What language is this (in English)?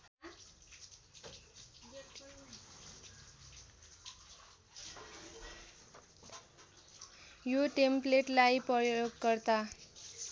Nepali